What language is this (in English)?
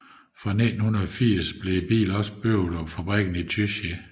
Danish